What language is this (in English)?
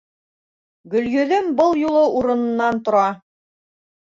Bashkir